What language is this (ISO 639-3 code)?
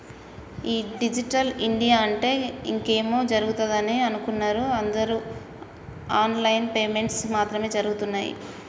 tel